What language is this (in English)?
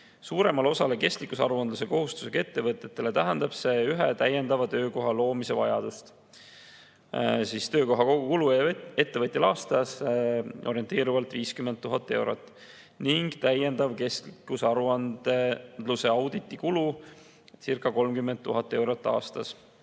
Estonian